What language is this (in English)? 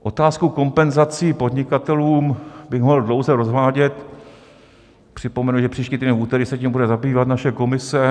Czech